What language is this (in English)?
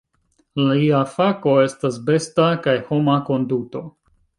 Esperanto